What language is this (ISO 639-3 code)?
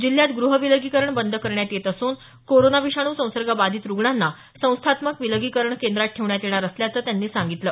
mar